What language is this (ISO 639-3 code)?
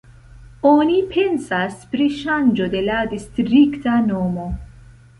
epo